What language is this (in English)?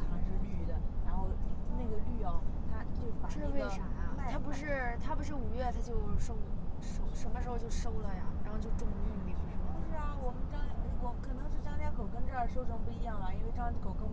Chinese